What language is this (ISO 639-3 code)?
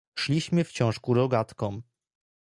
pol